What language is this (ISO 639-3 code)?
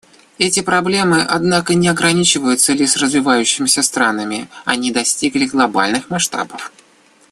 rus